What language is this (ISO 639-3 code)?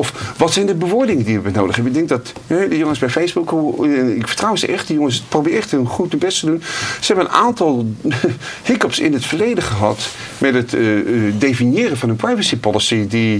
nld